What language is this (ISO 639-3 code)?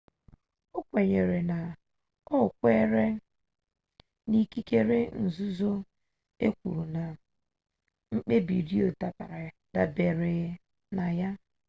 ibo